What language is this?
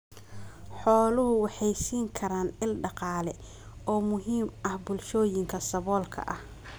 Somali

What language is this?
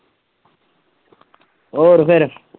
Punjabi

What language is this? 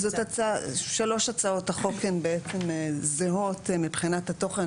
Hebrew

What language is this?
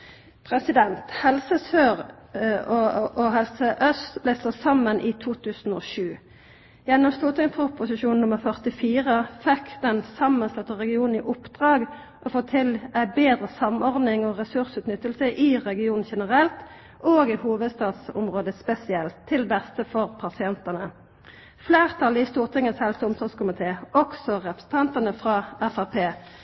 Norwegian Nynorsk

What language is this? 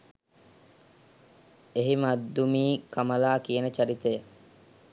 Sinhala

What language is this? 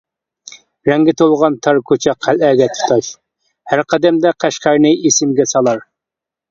Uyghur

